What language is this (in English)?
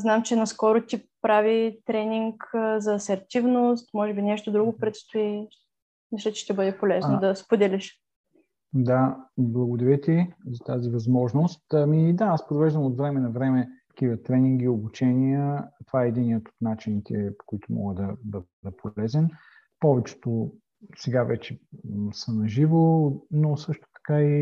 Bulgarian